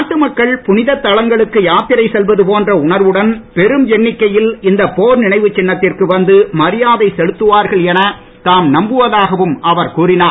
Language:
Tamil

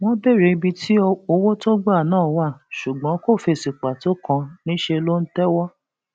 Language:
Yoruba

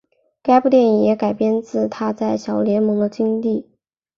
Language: Chinese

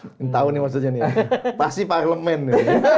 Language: Indonesian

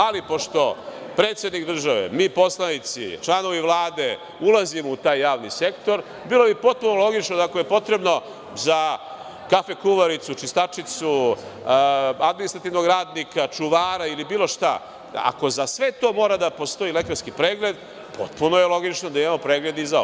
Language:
Serbian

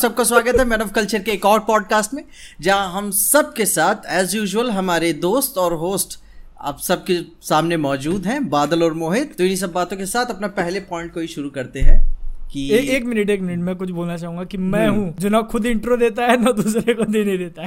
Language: Hindi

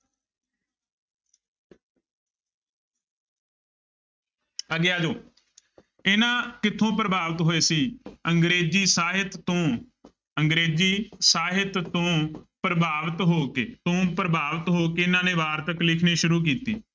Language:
Punjabi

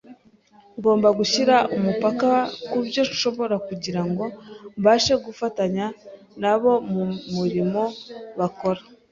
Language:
Kinyarwanda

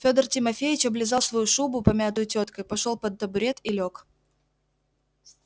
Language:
Russian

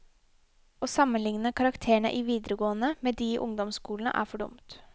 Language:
Norwegian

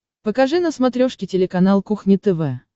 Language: Russian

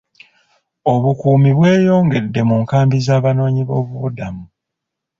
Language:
Ganda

